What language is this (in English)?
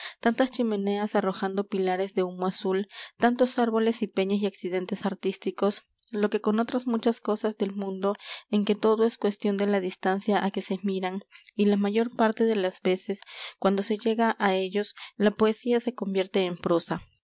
Spanish